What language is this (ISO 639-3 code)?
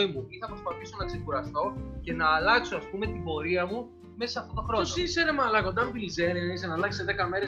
ell